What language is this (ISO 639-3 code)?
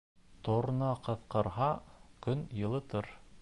bak